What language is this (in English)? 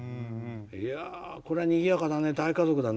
Japanese